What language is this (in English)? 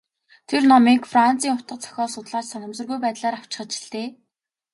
Mongolian